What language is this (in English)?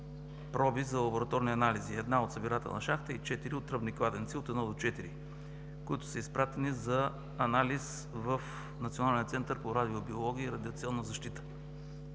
Bulgarian